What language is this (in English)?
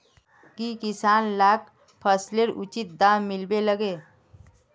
Magahi